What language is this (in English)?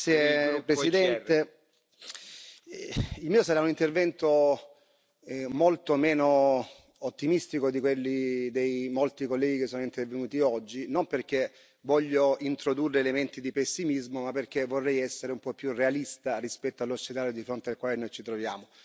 Italian